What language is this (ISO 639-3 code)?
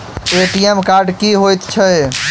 mai